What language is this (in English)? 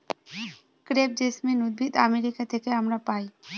Bangla